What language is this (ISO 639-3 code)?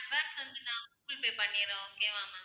tam